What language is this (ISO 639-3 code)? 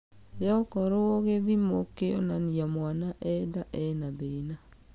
kik